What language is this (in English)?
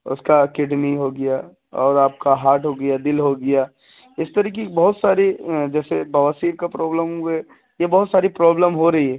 Urdu